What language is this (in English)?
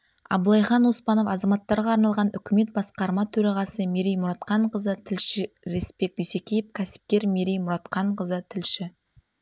Kazakh